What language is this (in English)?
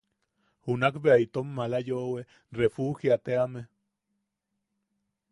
Yaqui